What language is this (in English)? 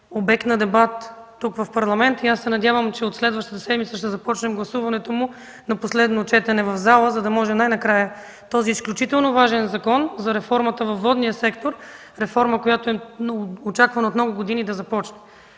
Bulgarian